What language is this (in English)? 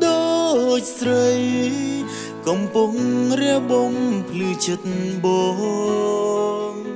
Vietnamese